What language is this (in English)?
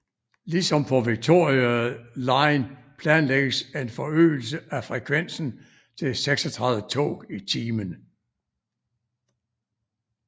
Danish